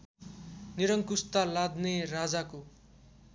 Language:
Nepali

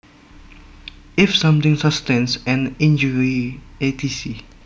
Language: Javanese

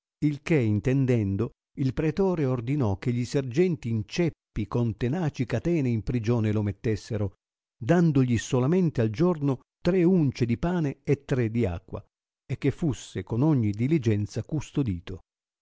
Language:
Italian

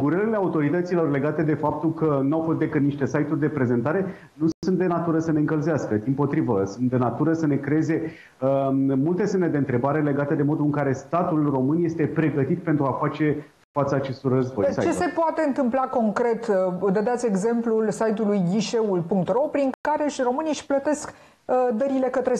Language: Romanian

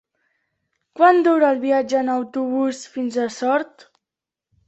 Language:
Catalan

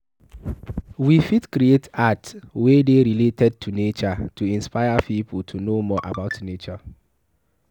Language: Nigerian Pidgin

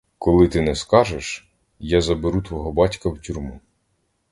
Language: Ukrainian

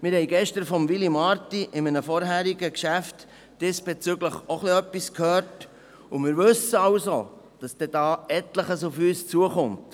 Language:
Swiss German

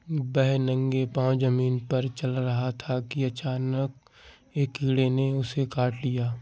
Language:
Hindi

